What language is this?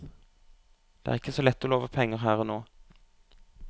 Norwegian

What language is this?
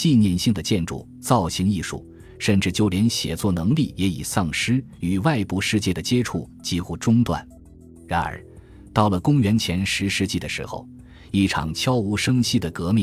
Chinese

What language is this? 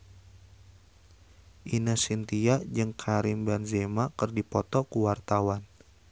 Sundanese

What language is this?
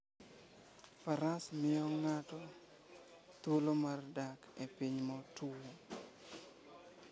Luo (Kenya and Tanzania)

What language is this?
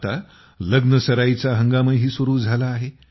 Marathi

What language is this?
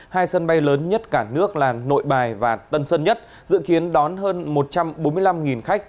Vietnamese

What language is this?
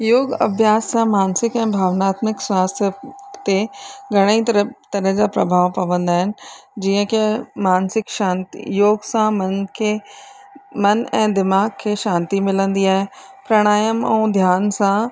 Sindhi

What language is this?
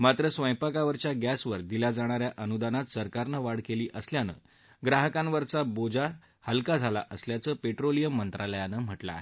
Marathi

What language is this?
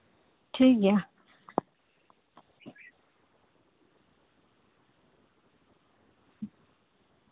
Santali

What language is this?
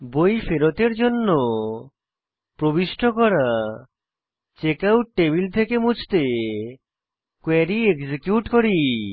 Bangla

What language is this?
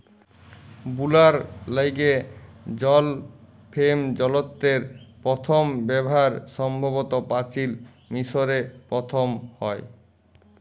Bangla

